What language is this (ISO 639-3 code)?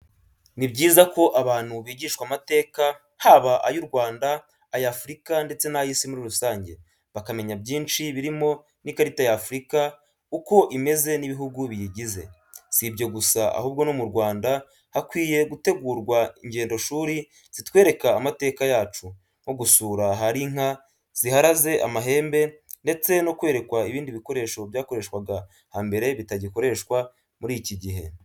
kin